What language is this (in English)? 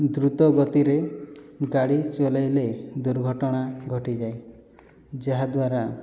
Odia